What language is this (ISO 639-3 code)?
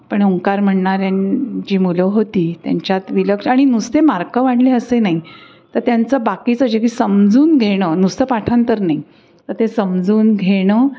mar